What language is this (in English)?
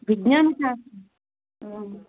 Sanskrit